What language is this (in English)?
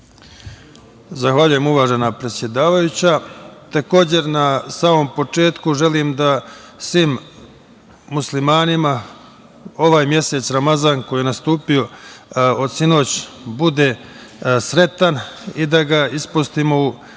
Serbian